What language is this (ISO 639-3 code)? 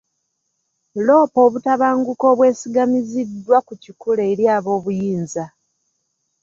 lug